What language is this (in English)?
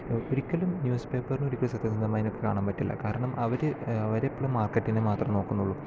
Malayalam